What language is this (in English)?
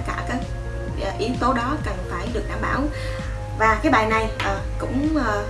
Vietnamese